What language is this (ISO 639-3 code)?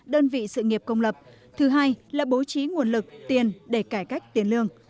vie